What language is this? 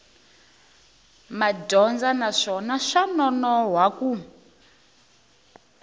Tsonga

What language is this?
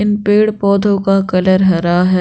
Hindi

